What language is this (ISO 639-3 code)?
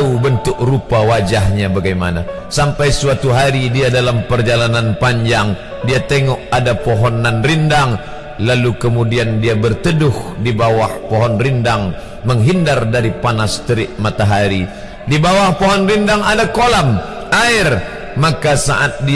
msa